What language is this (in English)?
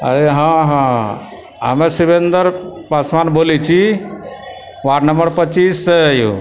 Maithili